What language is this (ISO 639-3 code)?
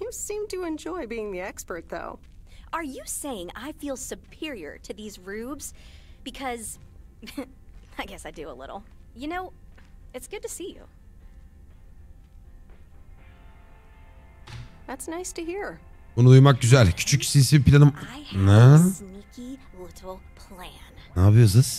tur